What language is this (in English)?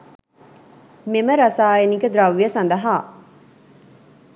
Sinhala